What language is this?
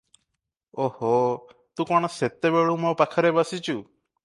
Odia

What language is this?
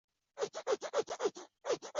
Chinese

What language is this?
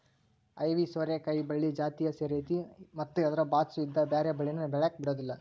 Kannada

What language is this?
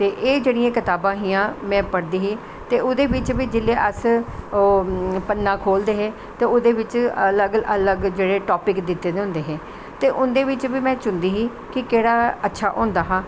Dogri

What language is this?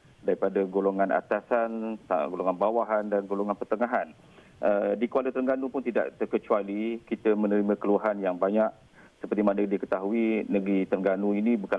Malay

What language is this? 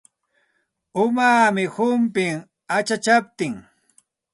Santa Ana de Tusi Pasco Quechua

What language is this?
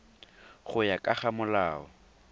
Tswana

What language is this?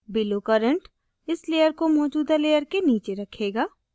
Hindi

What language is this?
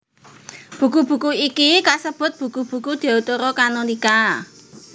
Javanese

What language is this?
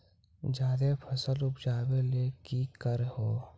Magahi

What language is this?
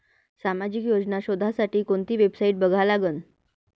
Marathi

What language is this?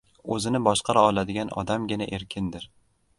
Uzbek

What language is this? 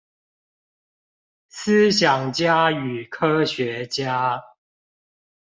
Chinese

